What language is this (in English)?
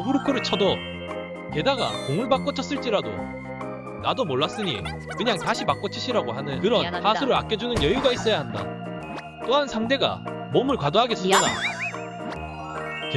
Korean